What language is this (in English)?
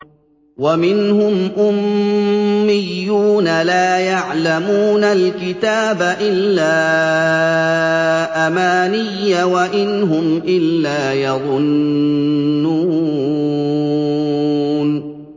Arabic